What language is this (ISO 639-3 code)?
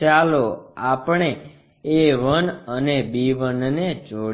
guj